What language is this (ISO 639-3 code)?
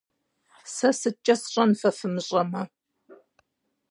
kbd